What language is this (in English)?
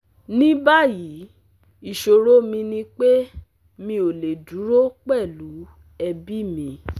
Yoruba